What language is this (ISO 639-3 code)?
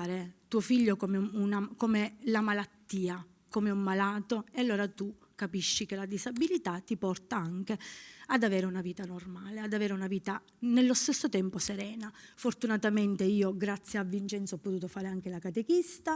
ita